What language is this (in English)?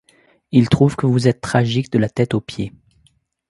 French